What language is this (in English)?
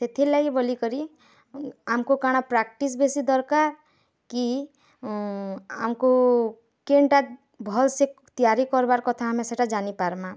Odia